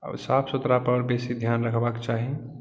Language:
Maithili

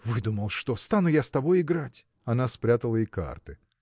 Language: Russian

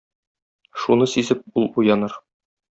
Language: Tatar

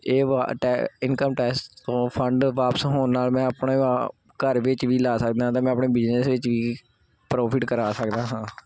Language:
Punjabi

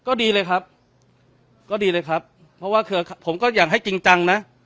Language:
Thai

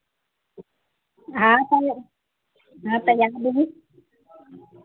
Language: Maithili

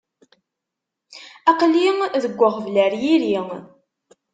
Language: Kabyle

